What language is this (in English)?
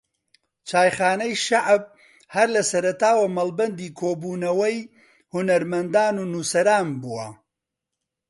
Central Kurdish